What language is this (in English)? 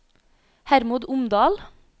Norwegian